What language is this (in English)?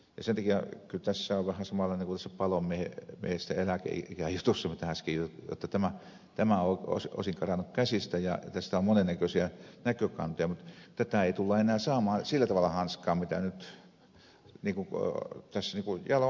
Finnish